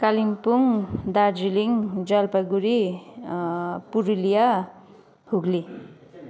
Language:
Nepali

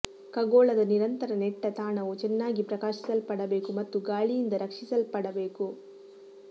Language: Kannada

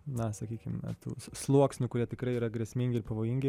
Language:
Lithuanian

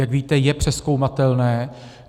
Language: Czech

